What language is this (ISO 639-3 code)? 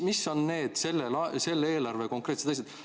est